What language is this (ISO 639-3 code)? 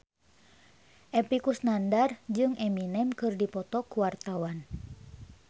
sun